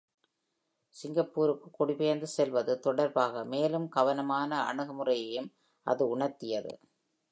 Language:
Tamil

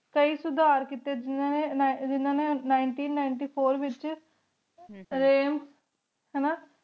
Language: Punjabi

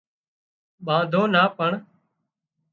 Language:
Wadiyara Koli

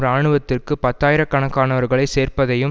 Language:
Tamil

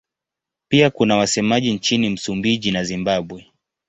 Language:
Swahili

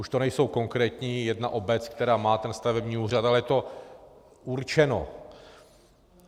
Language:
Czech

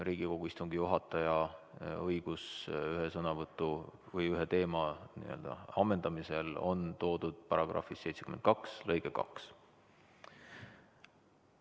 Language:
Estonian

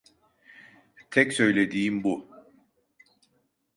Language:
Turkish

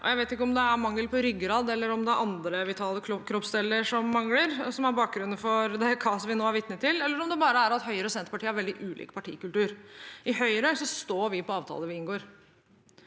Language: Norwegian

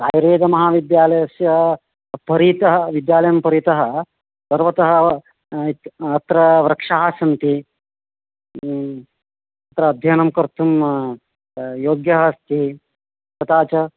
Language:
Sanskrit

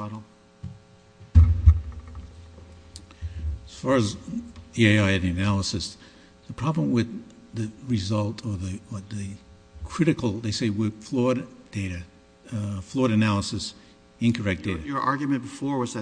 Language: English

